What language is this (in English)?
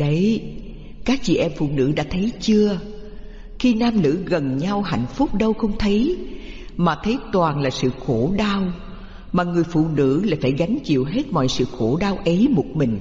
Vietnamese